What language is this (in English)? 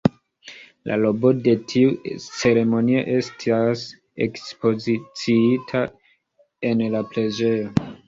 Esperanto